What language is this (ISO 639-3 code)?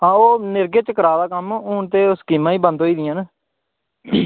doi